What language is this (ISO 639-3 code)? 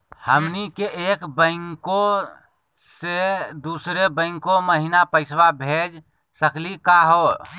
mag